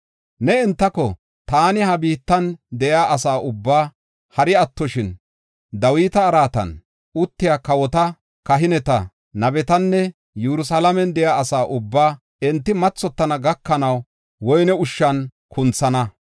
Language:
Gofa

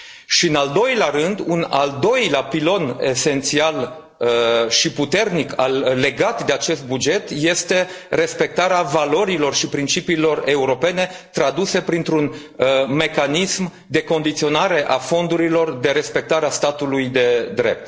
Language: Romanian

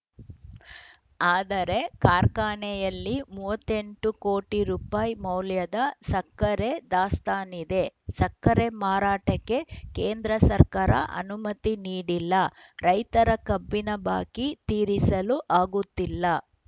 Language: Kannada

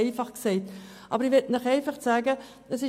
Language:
Swiss German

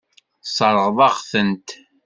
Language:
Kabyle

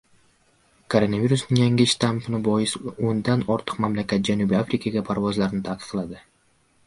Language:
Uzbek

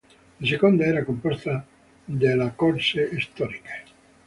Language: Italian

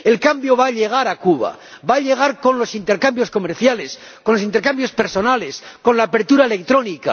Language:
Spanish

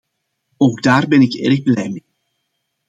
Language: Dutch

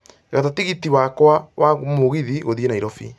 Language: Kikuyu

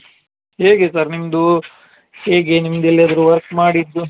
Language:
Kannada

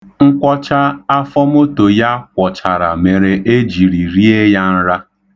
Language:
Igbo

